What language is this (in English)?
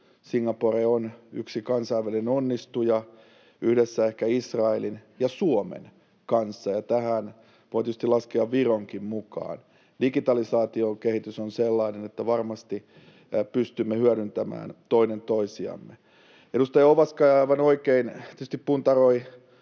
Finnish